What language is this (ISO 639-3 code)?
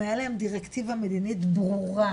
heb